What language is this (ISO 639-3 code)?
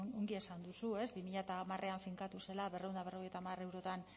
eus